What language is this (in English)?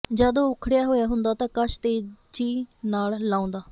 Punjabi